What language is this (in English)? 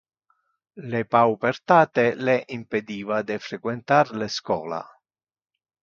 Interlingua